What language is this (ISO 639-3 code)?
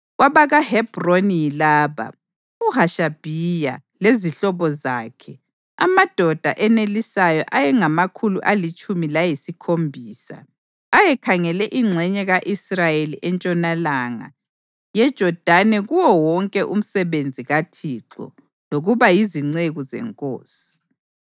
nde